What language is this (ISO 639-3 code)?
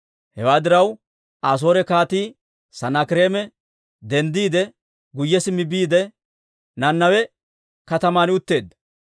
dwr